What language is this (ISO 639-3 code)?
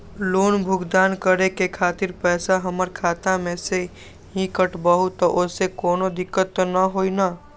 mag